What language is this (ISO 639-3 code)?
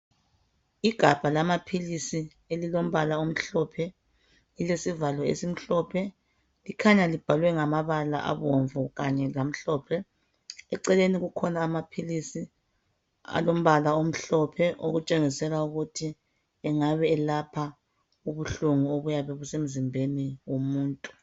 nde